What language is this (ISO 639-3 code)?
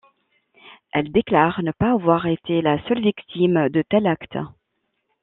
fra